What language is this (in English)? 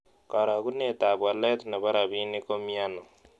Kalenjin